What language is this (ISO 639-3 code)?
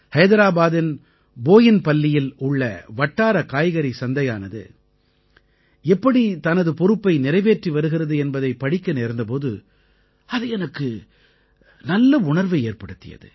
tam